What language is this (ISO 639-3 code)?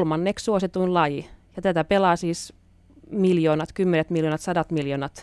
fin